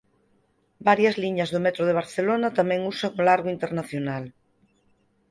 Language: Galician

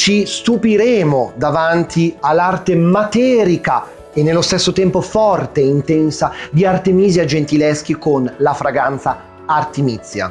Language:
Italian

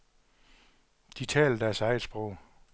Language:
Danish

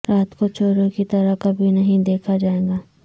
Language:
Urdu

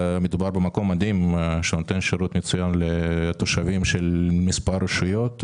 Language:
Hebrew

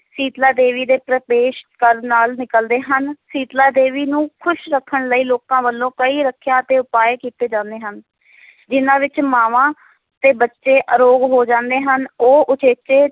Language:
Punjabi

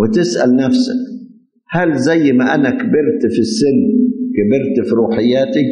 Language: Arabic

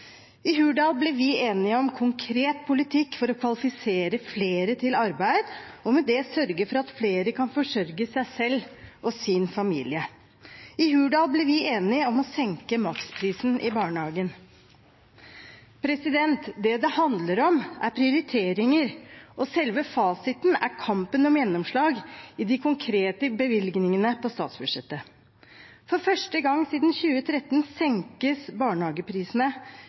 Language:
Norwegian Bokmål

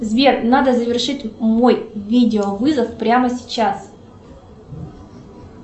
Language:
Russian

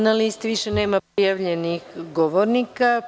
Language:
Serbian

